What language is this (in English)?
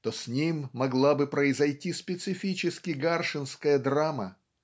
Russian